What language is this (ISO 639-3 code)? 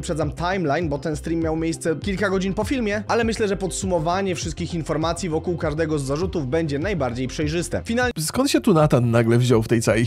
pol